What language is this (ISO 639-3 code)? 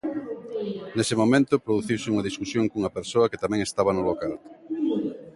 glg